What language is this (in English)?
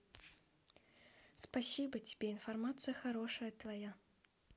Russian